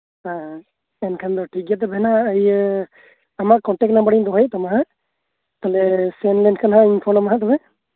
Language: Santali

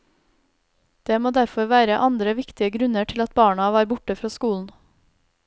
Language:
Norwegian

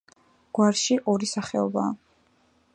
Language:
Georgian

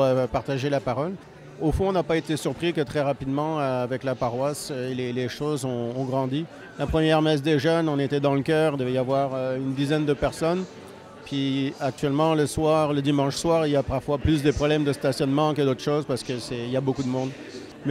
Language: French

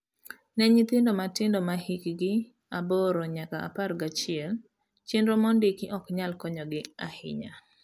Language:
Luo (Kenya and Tanzania)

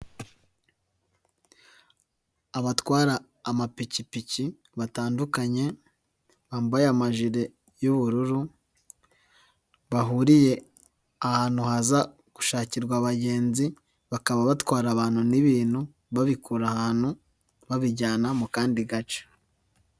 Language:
Kinyarwanda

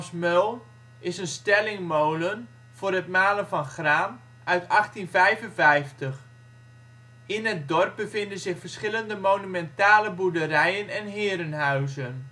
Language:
Dutch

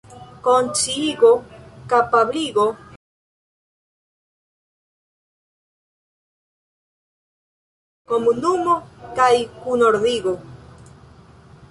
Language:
Esperanto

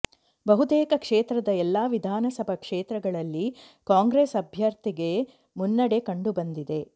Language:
Kannada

